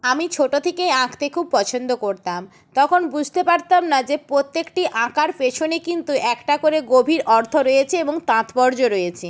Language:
Bangla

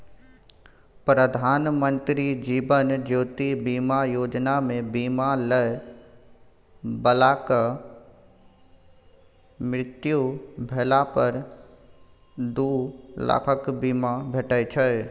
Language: Maithili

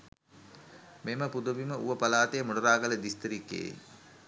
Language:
Sinhala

